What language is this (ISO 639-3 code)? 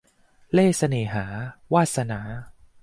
tha